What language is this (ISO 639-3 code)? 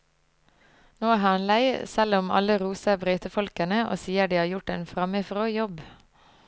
nor